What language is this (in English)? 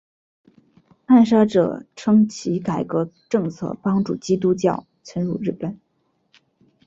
Chinese